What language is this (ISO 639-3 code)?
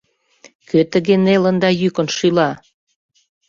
chm